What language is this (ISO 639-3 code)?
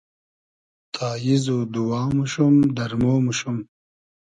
haz